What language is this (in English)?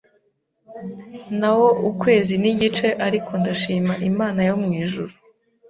Kinyarwanda